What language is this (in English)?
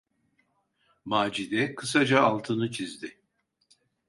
Turkish